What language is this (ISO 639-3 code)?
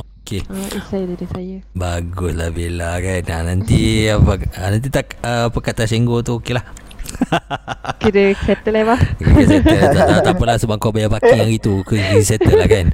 msa